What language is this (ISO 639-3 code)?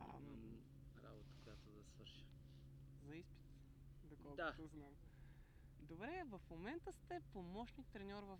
bul